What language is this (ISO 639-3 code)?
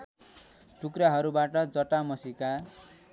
nep